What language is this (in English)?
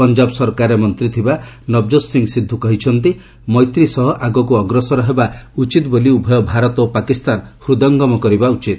Odia